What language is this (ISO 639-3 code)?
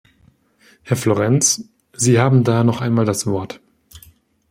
deu